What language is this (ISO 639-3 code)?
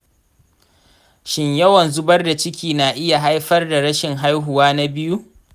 hau